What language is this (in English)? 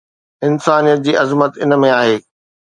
Sindhi